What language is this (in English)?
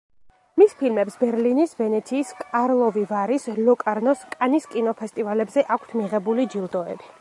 Georgian